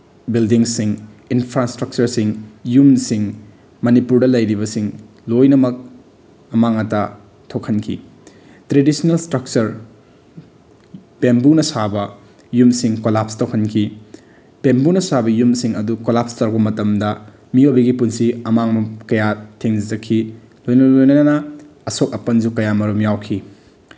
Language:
Manipuri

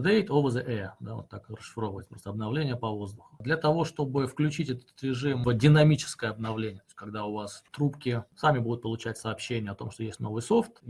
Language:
Russian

